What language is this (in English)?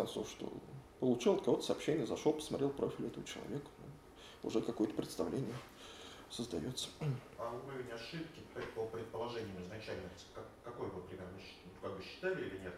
Russian